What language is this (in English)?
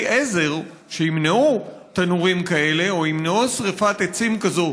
Hebrew